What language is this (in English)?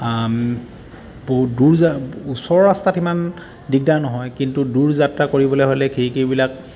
Assamese